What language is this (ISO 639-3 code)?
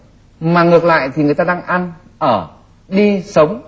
vie